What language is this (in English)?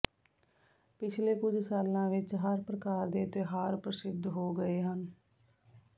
Punjabi